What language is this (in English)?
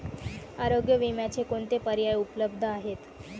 Marathi